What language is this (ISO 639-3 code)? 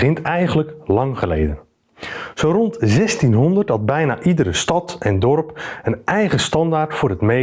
nld